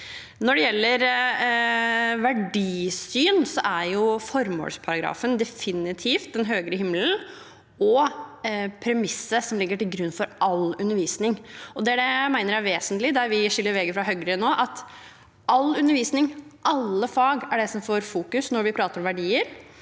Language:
Norwegian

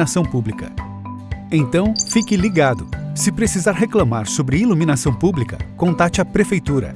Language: Portuguese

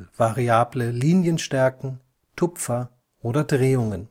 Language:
German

